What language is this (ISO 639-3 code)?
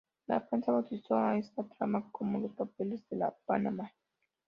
spa